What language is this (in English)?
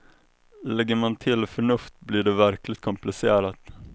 Swedish